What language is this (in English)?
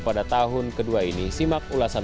Indonesian